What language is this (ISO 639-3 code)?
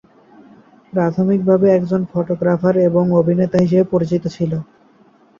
ben